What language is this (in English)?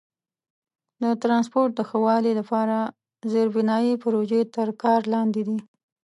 Pashto